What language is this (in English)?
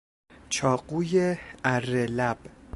Persian